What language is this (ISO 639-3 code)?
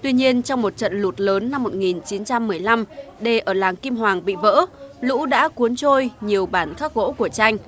vie